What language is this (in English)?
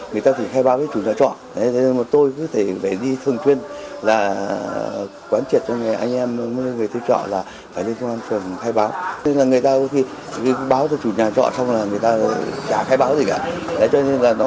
Vietnamese